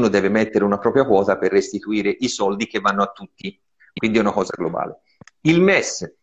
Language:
Italian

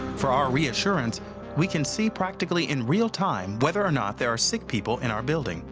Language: English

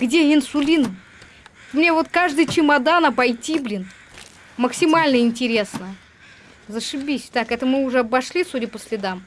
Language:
Russian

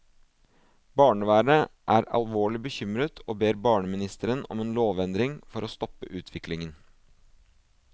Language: Norwegian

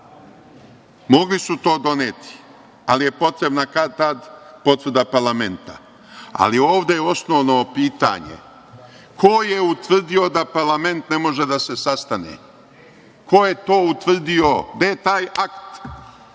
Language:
Serbian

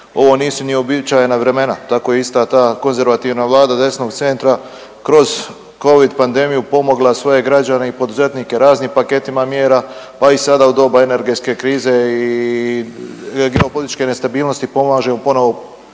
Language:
Croatian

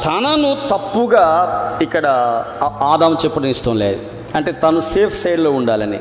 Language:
Telugu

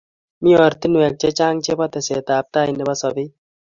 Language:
Kalenjin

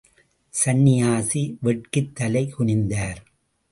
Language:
Tamil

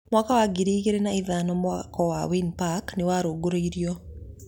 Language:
Kikuyu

